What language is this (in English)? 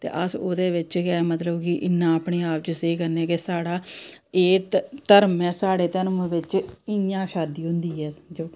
Dogri